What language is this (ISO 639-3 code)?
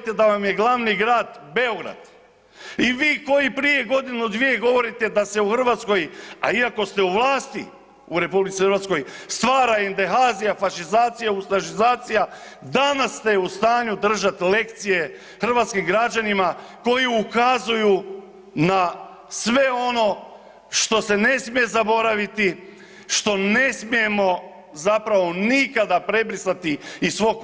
hrv